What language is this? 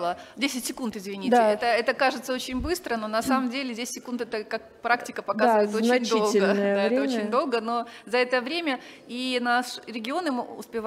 Russian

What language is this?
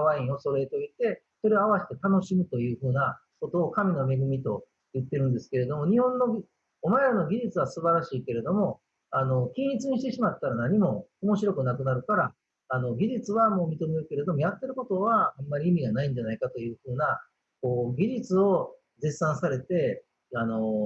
Japanese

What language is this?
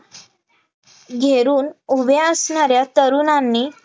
Marathi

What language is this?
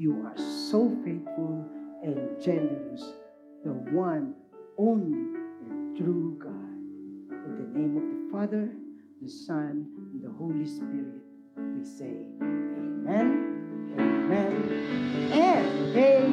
Filipino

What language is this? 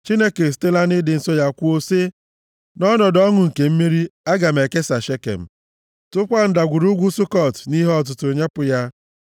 Igbo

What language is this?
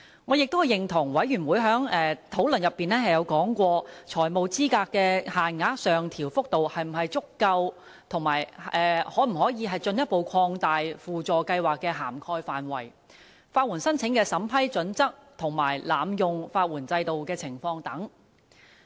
Cantonese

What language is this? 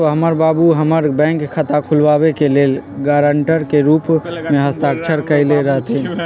Magahi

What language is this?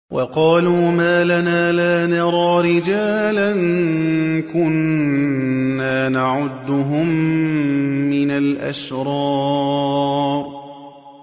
Arabic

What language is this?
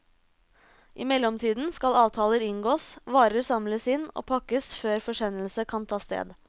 Norwegian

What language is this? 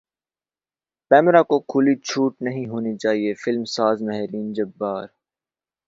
Urdu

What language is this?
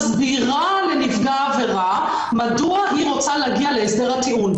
Hebrew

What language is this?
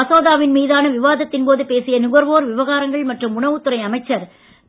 Tamil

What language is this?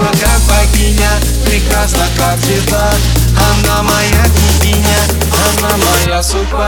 Russian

